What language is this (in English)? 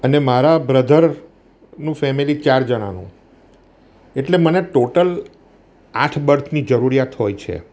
Gujarati